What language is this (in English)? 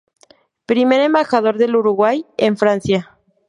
Spanish